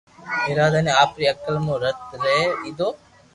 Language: Loarki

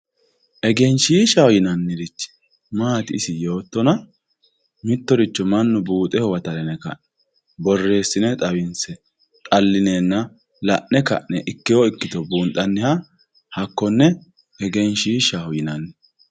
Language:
Sidamo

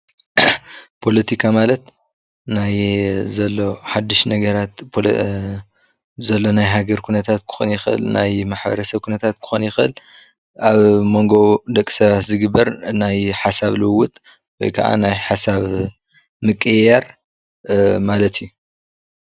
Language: Tigrinya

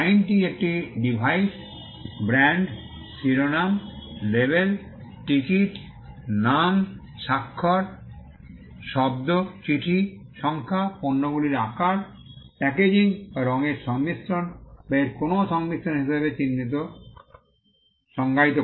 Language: Bangla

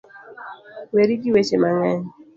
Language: Luo (Kenya and Tanzania)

